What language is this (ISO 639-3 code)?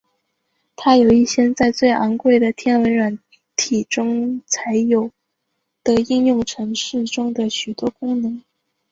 zho